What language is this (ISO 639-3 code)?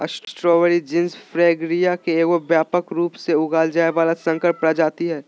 mag